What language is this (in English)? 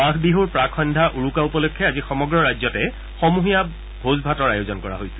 Assamese